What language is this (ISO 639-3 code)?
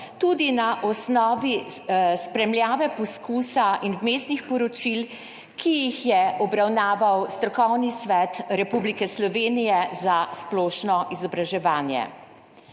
slv